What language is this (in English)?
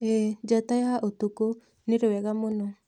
Kikuyu